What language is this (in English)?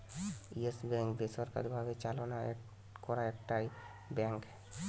Bangla